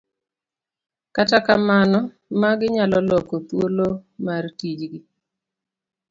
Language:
Luo (Kenya and Tanzania)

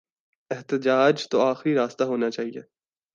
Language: Urdu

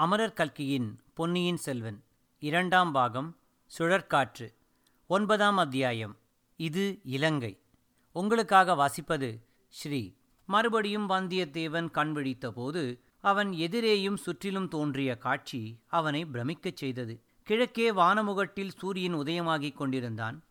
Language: Tamil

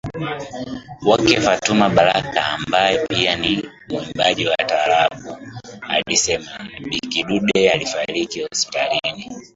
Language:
Swahili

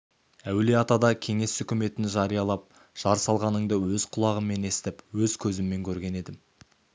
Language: Kazakh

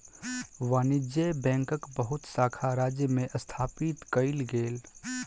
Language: Maithili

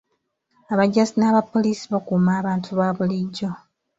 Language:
Ganda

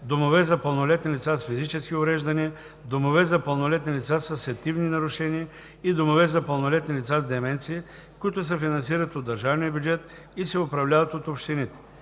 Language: Bulgarian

